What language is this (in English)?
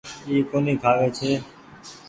Goaria